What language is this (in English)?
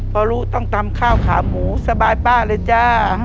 Thai